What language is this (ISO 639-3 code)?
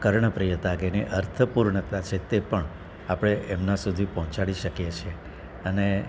guj